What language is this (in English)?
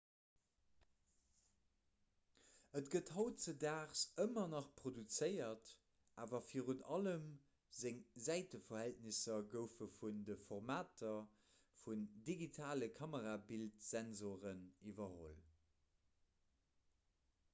Luxembourgish